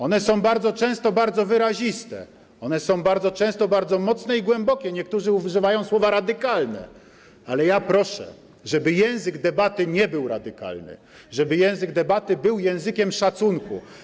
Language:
Polish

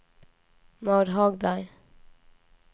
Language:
Swedish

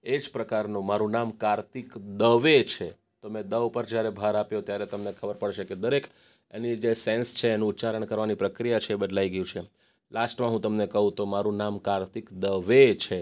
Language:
Gujarati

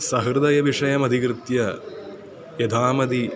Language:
Sanskrit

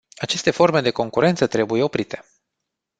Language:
Romanian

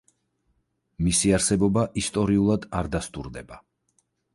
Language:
Georgian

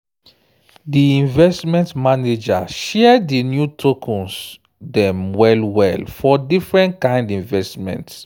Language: Nigerian Pidgin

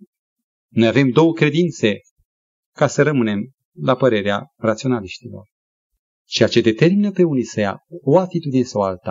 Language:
Romanian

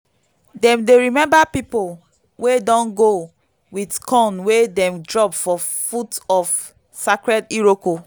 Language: Nigerian Pidgin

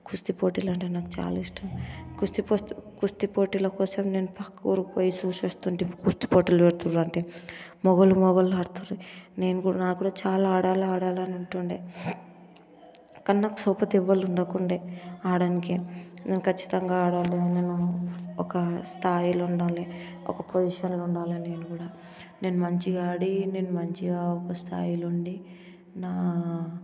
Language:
Telugu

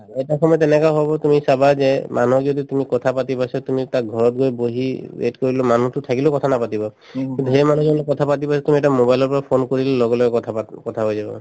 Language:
Assamese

